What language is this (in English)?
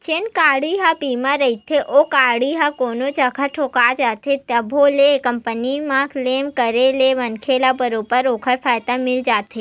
Chhattisgarhi